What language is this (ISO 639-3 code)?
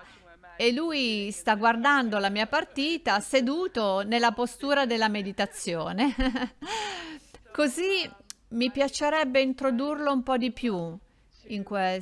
ita